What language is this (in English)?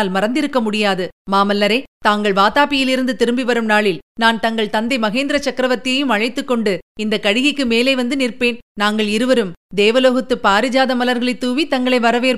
Tamil